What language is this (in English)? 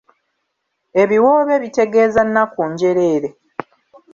Ganda